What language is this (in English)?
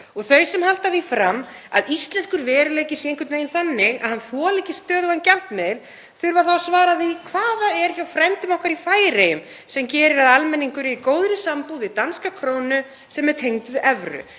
Icelandic